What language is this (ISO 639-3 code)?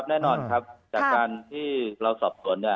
tha